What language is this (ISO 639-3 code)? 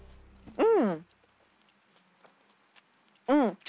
jpn